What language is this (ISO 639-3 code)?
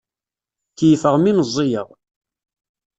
kab